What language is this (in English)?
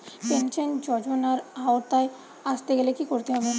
Bangla